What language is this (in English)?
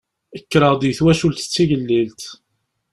Kabyle